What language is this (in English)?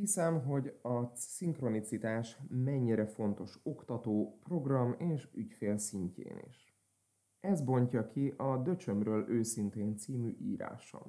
Hungarian